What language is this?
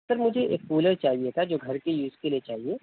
Urdu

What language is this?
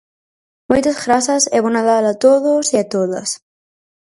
Galician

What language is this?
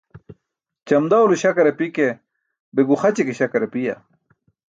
Burushaski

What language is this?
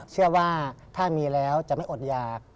Thai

